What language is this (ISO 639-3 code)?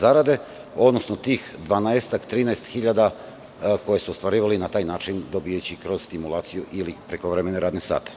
srp